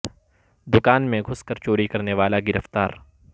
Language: Urdu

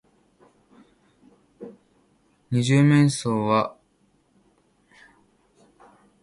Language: Japanese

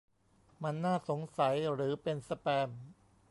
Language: Thai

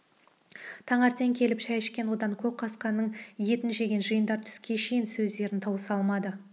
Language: Kazakh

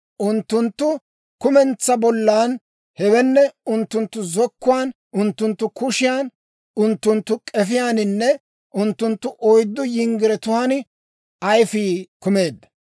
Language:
Dawro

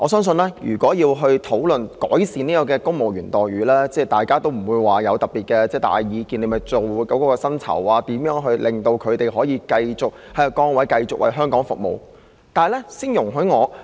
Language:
Cantonese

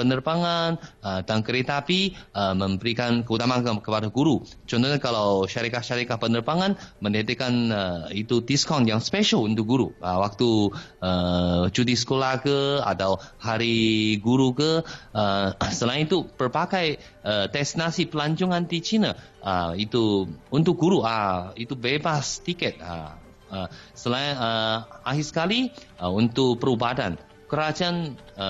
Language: Malay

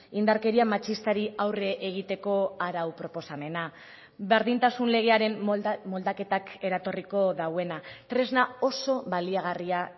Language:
Basque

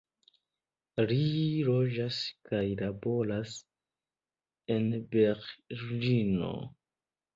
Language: Esperanto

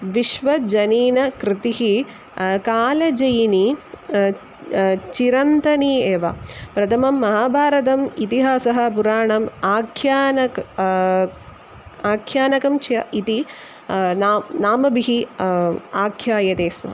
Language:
Sanskrit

